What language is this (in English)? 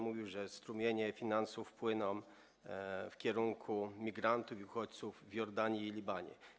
Polish